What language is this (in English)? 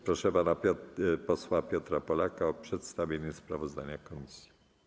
Polish